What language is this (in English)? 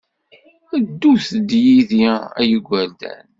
Kabyle